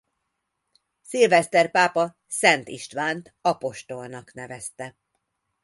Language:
Hungarian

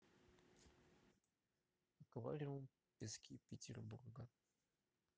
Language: Russian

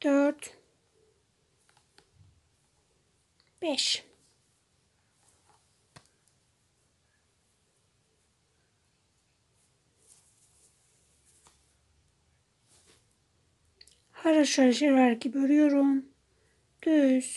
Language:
Turkish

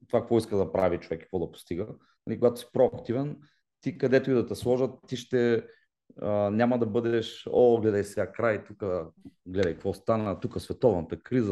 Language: Bulgarian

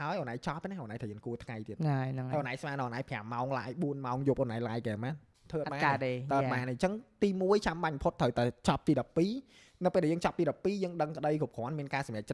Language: Vietnamese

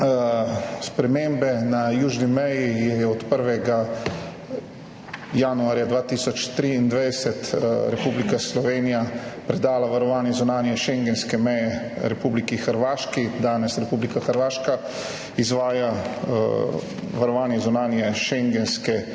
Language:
Slovenian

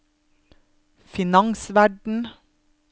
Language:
Norwegian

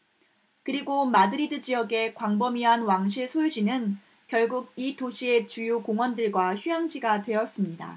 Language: Korean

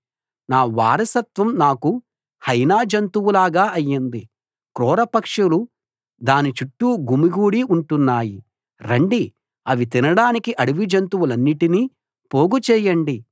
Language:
Telugu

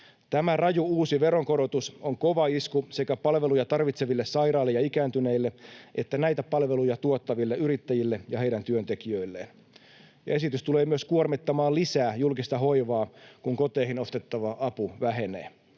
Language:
Finnish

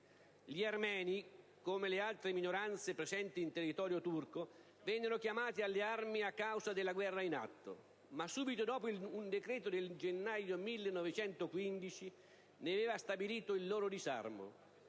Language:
Italian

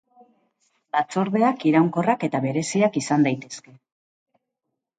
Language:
Basque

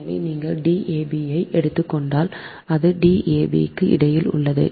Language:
Tamil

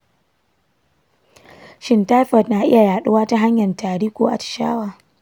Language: Hausa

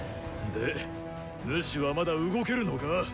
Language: Japanese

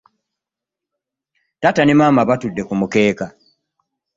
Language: Ganda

